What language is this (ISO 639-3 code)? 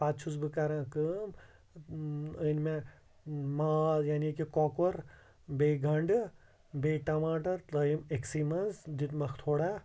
kas